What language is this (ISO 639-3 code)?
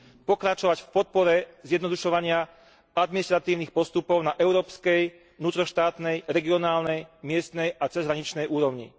slk